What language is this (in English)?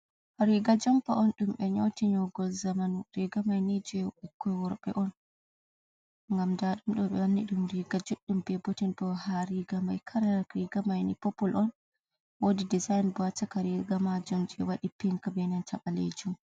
Fula